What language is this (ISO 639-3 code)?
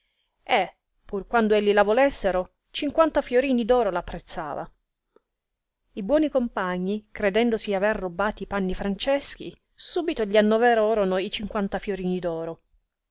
ita